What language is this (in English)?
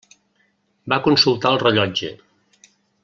Catalan